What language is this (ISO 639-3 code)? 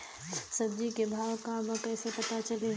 bho